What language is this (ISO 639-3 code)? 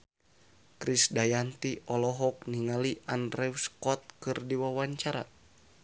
sun